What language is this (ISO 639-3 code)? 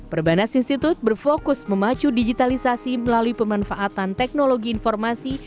ind